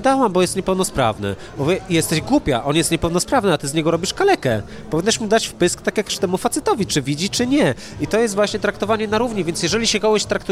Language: Polish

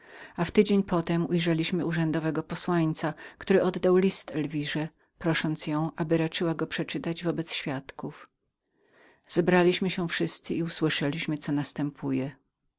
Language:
Polish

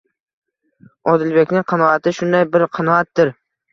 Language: Uzbek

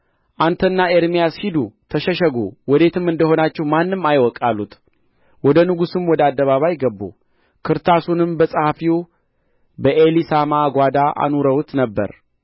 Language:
Amharic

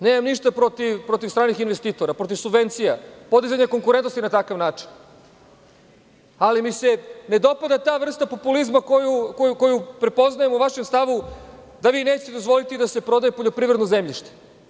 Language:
Serbian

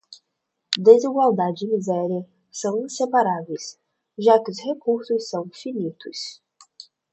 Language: Portuguese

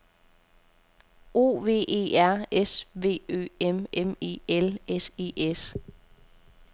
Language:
Danish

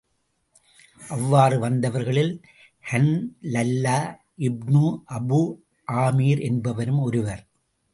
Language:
Tamil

